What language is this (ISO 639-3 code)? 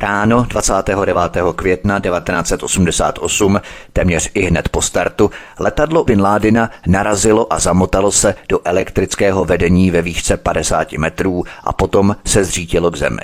ces